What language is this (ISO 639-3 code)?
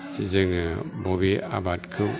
brx